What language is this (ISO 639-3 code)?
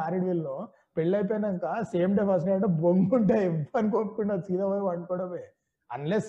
tel